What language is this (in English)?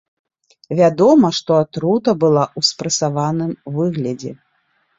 Belarusian